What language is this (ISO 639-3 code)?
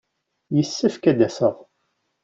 kab